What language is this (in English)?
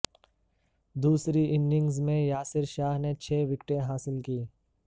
Urdu